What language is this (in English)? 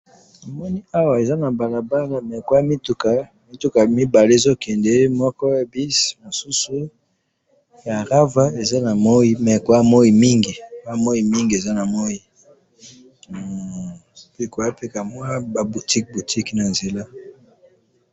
Lingala